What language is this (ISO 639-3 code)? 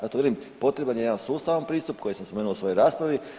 hrv